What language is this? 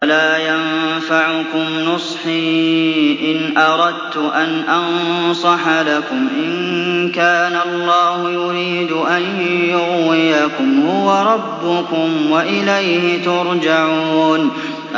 Arabic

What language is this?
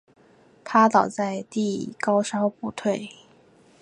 Chinese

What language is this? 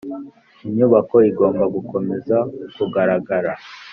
Kinyarwanda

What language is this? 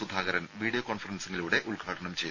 Malayalam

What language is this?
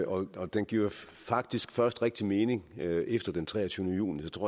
Danish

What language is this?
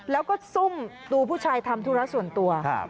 Thai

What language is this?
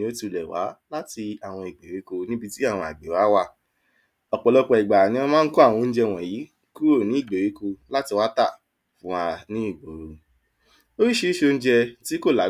Yoruba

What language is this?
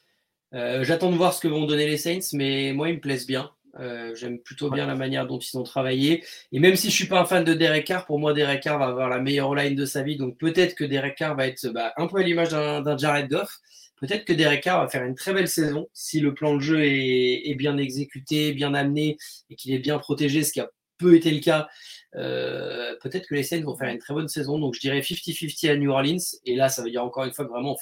French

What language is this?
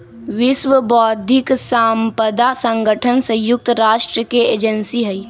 Magahi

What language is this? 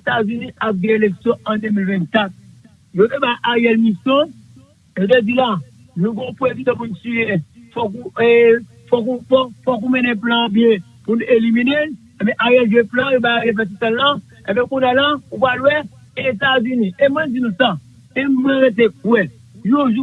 French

